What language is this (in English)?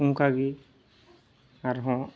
Santali